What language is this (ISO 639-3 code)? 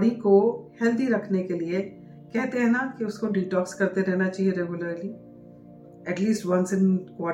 pan